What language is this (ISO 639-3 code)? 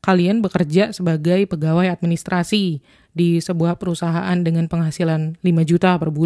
ind